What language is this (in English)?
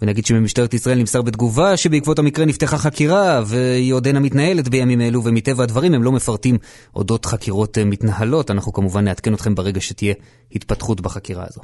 Hebrew